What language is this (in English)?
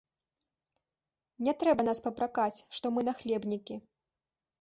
Belarusian